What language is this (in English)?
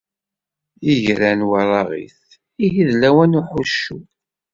Kabyle